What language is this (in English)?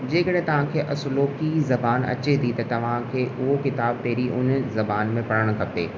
Sindhi